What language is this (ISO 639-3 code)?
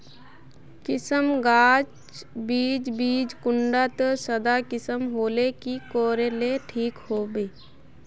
mag